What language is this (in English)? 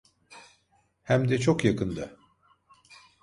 Turkish